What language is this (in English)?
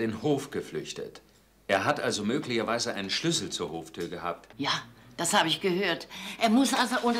German